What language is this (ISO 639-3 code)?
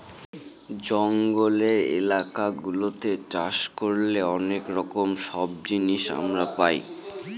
ben